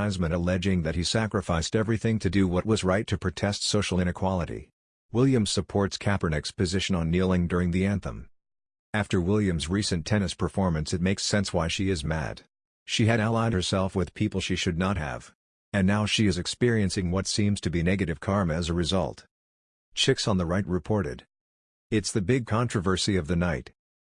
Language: English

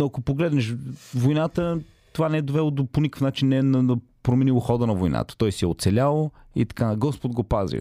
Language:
Bulgarian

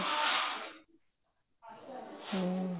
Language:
Punjabi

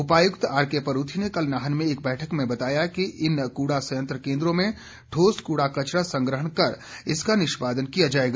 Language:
Hindi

